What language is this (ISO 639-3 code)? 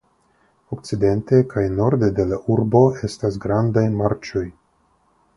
epo